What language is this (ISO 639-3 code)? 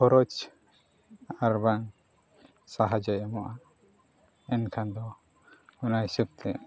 sat